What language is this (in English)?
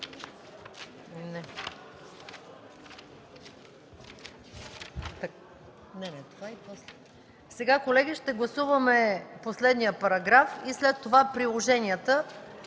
Bulgarian